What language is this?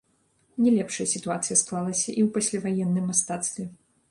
Belarusian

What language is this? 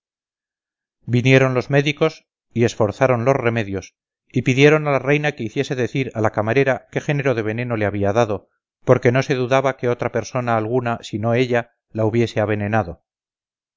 Spanish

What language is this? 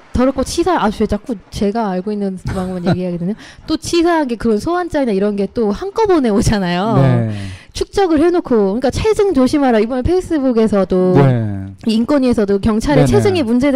Korean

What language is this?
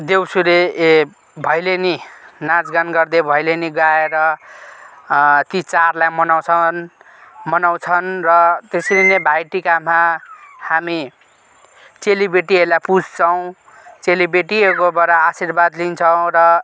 Nepali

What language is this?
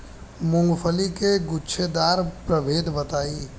Bhojpuri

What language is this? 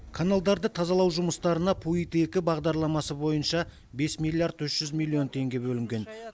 Kazakh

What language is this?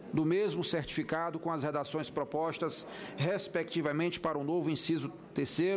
Portuguese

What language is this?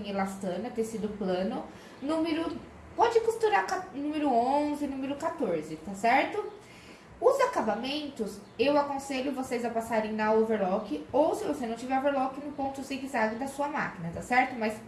Portuguese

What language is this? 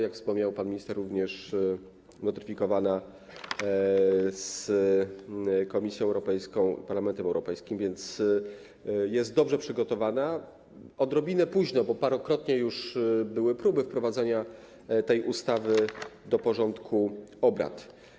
Polish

